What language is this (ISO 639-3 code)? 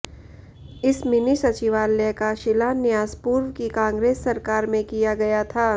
hin